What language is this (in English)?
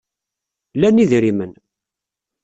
Kabyle